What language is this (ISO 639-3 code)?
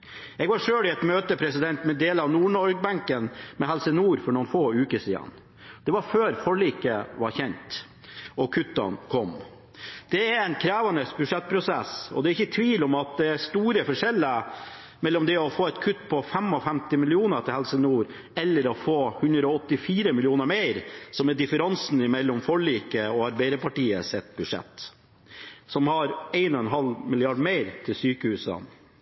nob